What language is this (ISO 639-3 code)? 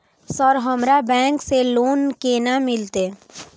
mai